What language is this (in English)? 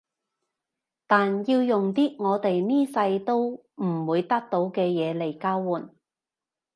Cantonese